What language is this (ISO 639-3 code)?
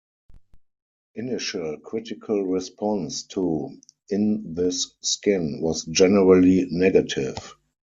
eng